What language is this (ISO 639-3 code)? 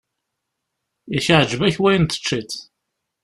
kab